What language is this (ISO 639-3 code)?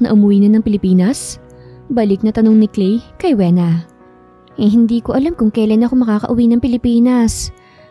fil